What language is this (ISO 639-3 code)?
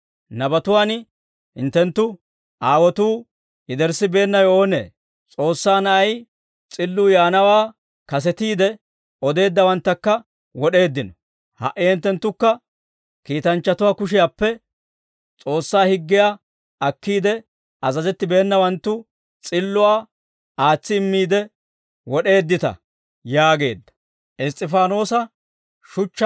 dwr